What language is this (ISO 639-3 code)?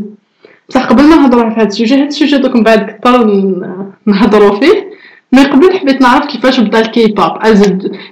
ara